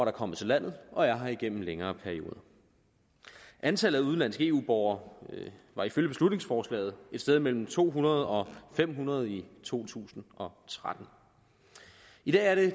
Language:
Danish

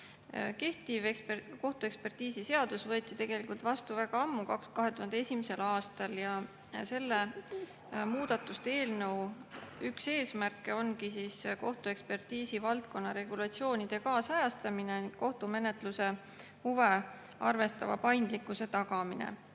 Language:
Estonian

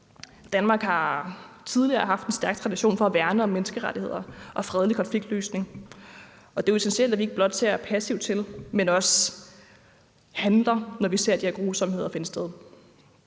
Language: Danish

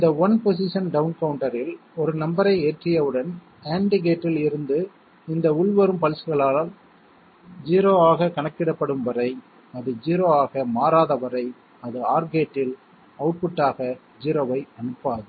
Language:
Tamil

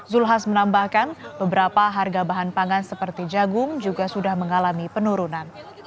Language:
Indonesian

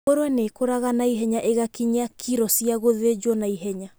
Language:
Kikuyu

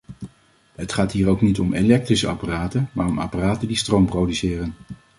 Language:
Dutch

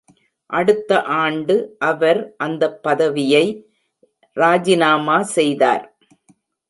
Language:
Tamil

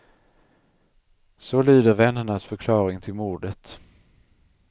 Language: Swedish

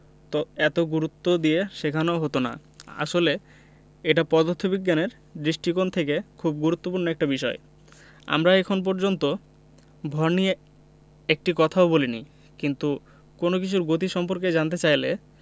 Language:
Bangla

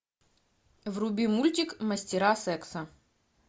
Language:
Russian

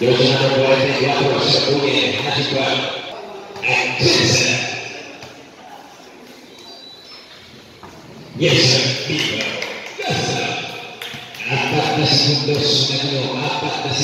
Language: Indonesian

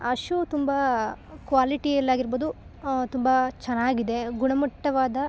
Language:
Kannada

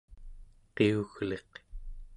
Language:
Central Yupik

